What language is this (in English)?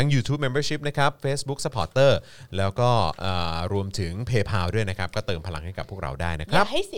Thai